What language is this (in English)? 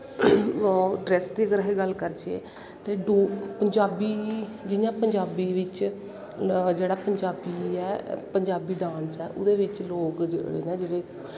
Dogri